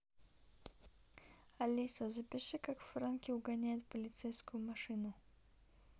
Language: Russian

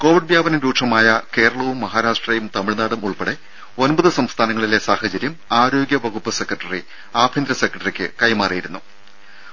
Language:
Malayalam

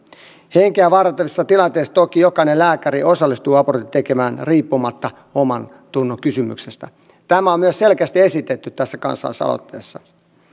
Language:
Finnish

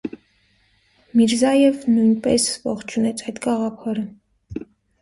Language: Armenian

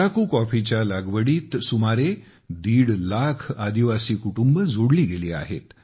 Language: Marathi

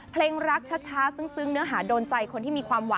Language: Thai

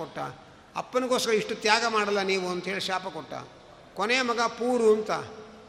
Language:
Kannada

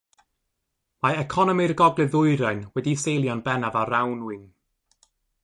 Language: Welsh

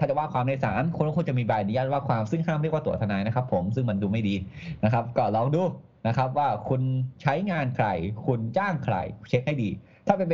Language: Thai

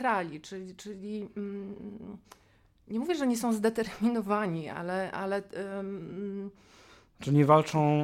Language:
Polish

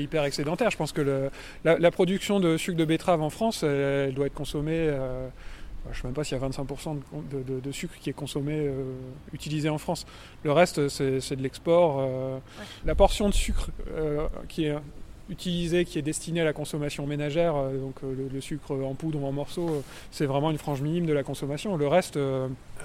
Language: French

